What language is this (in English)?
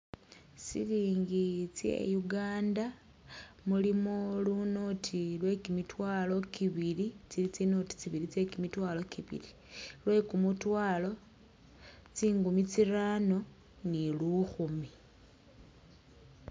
Masaaba